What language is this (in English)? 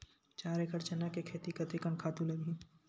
Chhattisgarhi